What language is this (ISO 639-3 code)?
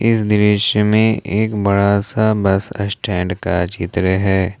hin